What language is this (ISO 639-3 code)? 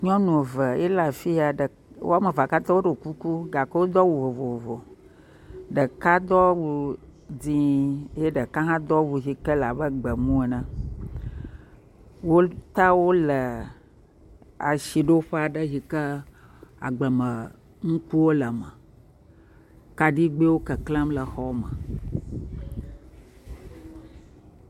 ewe